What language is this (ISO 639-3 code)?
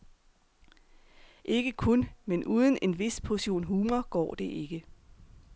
dan